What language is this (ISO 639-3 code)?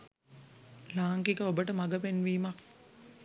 sin